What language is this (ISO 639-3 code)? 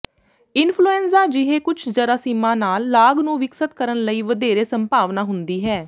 pan